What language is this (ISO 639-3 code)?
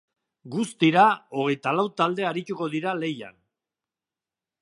eus